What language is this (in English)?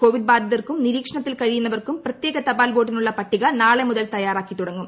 Malayalam